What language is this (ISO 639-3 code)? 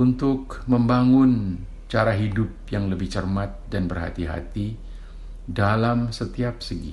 ind